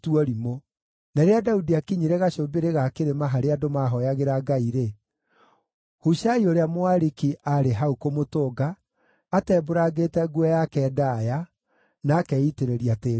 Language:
Kikuyu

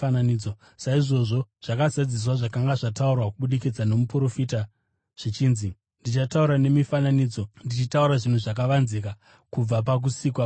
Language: Shona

